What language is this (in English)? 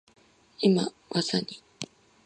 Japanese